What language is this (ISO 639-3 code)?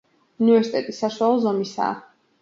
kat